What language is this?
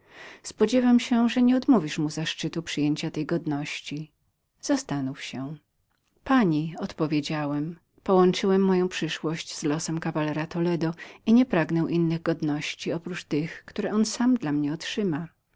Polish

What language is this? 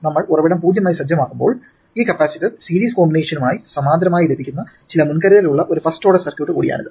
Malayalam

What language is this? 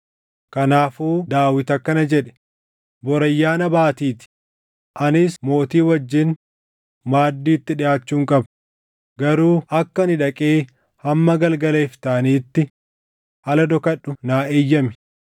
Oromo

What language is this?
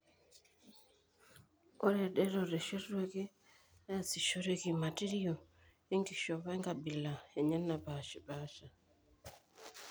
Masai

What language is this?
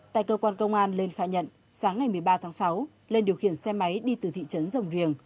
Vietnamese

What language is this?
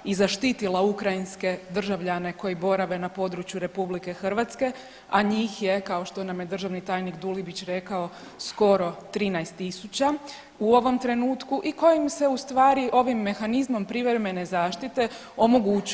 Croatian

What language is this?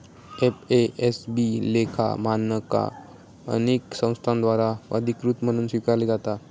Marathi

